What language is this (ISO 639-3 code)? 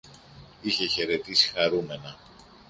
ell